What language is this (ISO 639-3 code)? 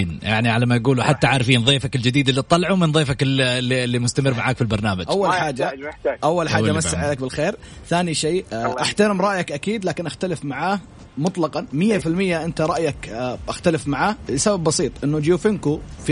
ara